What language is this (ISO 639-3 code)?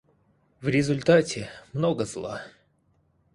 rus